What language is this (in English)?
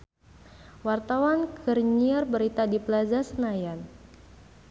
Sundanese